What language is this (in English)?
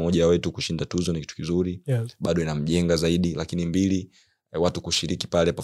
Swahili